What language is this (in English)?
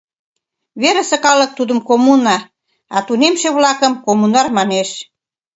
Mari